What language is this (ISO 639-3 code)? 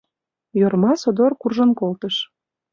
chm